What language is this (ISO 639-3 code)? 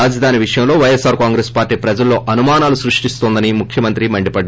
tel